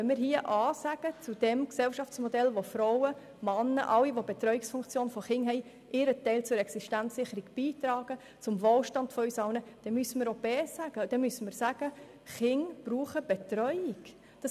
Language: Swiss German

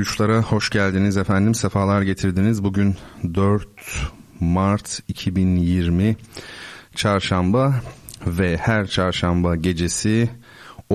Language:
Turkish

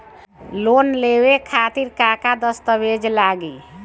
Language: Bhojpuri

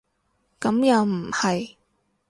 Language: Cantonese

